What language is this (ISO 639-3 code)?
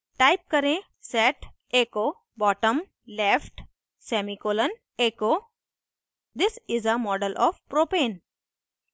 hin